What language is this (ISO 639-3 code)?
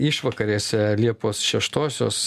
lit